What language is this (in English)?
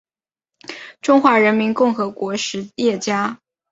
Chinese